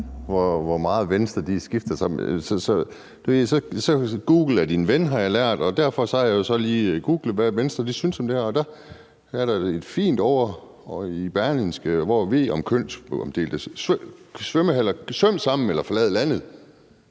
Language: Danish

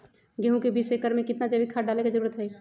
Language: Magahi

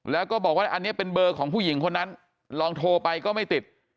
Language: Thai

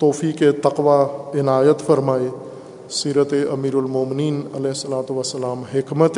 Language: Urdu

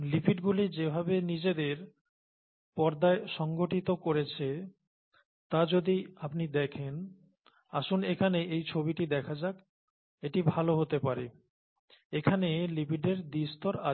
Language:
Bangla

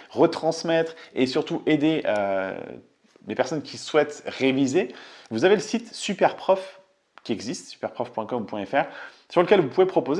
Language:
French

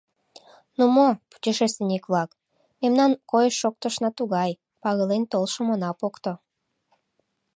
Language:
Mari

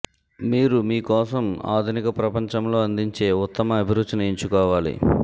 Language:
Telugu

